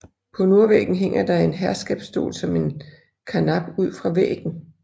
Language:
Danish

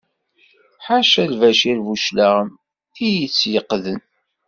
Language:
Kabyle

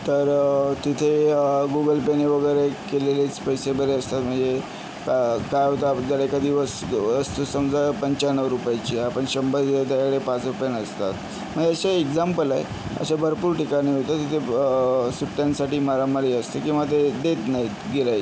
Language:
Marathi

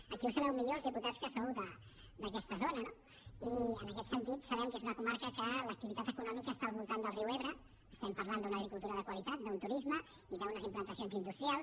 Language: Catalan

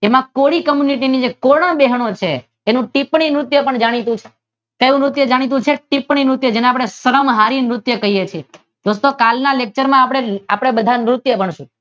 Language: Gujarati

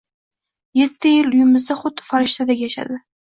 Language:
Uzbek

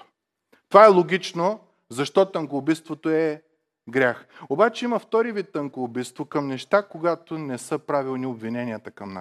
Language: Bulgarian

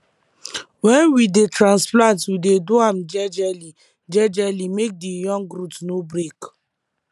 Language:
Nigerian Pidgin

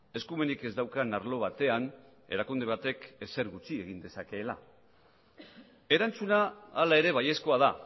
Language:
Basque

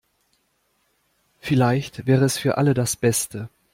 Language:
German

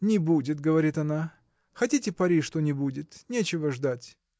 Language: Russian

